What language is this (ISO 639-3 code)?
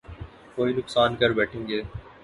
urd